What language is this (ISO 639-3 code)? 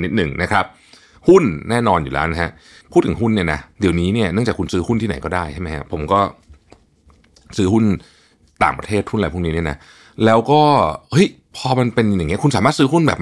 tha